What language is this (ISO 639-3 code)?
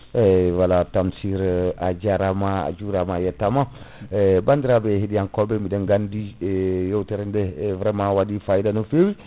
ful